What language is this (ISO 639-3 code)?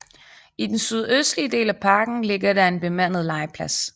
dan